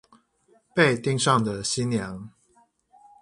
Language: Chinese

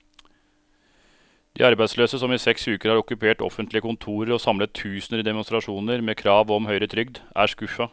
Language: Norwegian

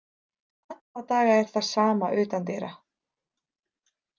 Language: Icelandic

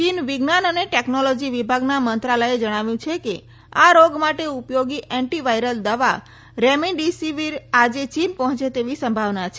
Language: Gujarati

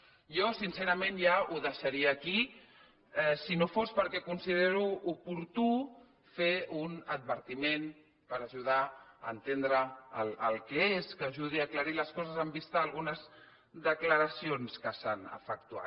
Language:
Catalan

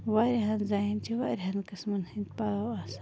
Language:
Kashmiri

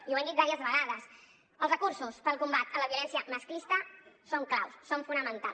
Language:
Catalan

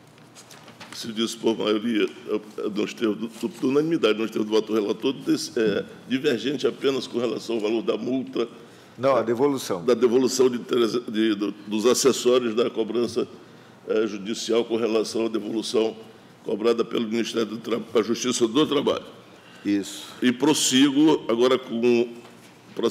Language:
Portuguese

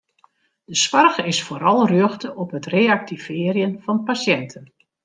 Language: Western Frisian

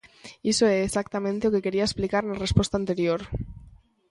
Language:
Galician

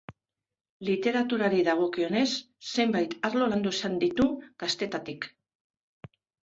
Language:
Basque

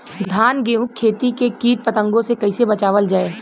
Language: Bhojpuri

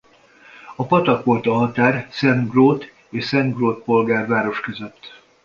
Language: Hungarian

